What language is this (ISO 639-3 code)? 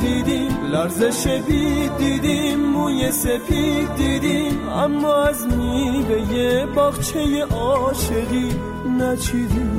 fas